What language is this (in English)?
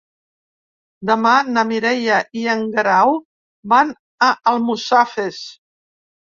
Catalan